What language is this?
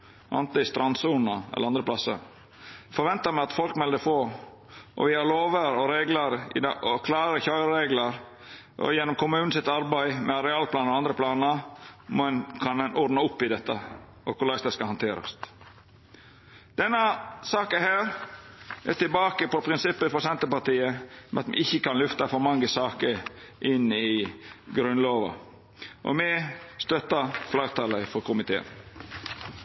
Norwegian Nynorsk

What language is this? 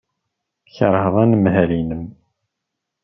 Kabyle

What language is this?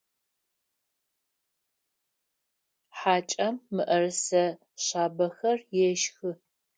Adyghe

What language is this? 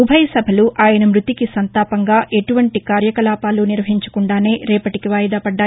Telugu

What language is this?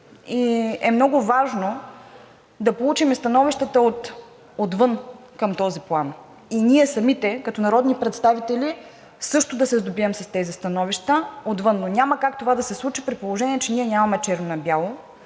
Bulgarian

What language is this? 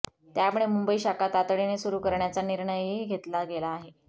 Marathi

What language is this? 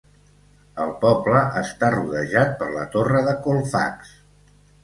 Catalan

